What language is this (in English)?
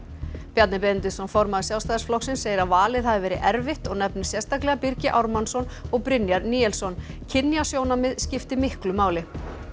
Icelandic